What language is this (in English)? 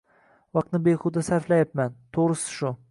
Uzbek